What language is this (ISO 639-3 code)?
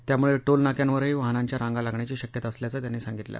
mar